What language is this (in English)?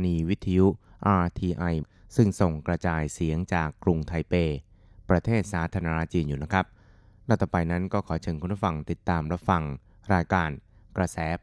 Thai